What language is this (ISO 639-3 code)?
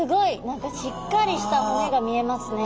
jpn